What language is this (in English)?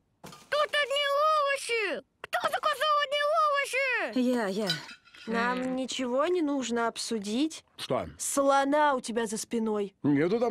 Russian